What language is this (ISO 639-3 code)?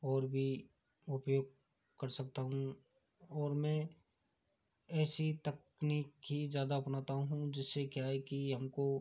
hin